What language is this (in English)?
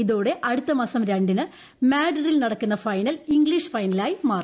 Malayalam